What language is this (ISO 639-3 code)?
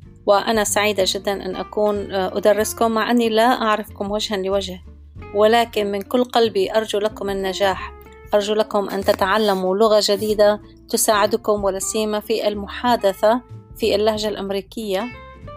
ara